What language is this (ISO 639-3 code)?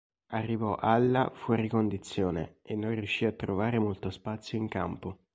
ita